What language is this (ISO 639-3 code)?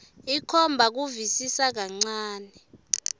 ssw